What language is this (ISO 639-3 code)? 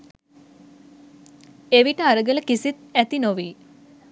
sin